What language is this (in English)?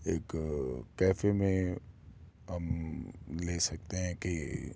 Urdu